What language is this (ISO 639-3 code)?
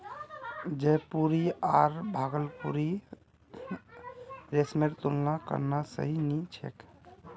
mag